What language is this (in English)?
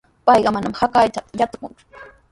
Sihuas Ancash Quechua